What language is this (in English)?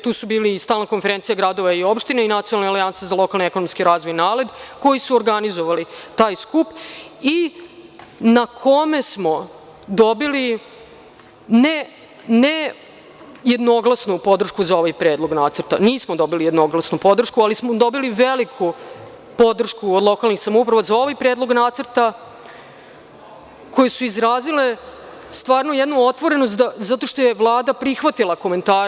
Serbian